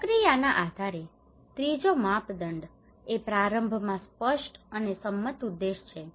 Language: Gujarati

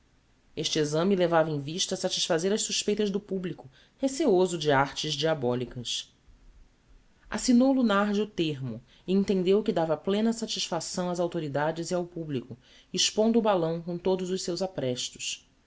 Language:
Portuguese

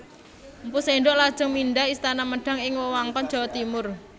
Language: Javanese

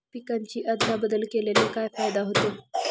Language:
Marathi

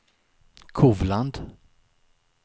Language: Swedish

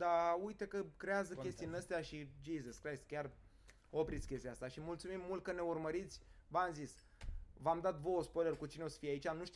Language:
Romanian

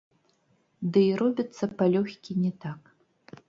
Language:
Belarusian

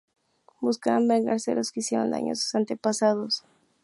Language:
Spanish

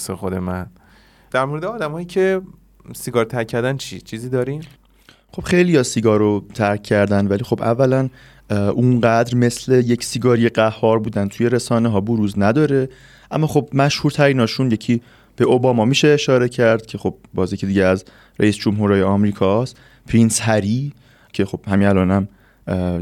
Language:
Persian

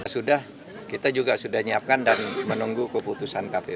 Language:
Indonesian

